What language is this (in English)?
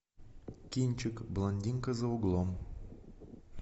Russian